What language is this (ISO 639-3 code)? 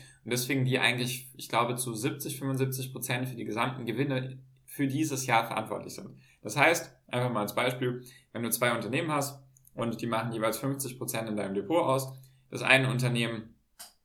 deu